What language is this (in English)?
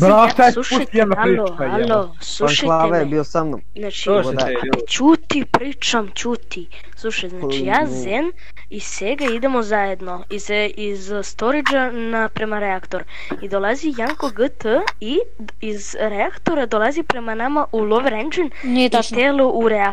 Russian